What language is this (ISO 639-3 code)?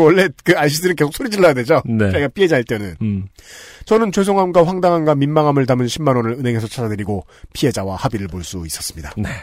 kor